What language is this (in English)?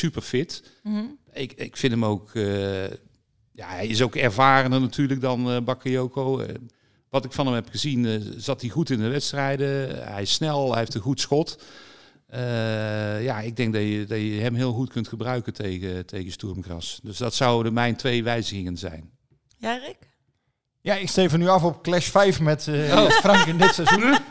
Dutch